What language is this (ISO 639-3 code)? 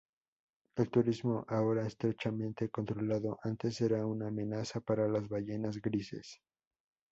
spa